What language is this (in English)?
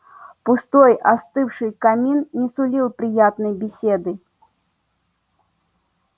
Russian